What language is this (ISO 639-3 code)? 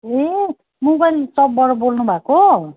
nep